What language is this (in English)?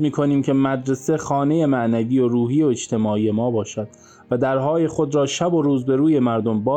Persian